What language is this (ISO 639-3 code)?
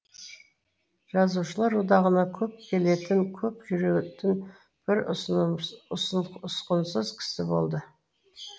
kaz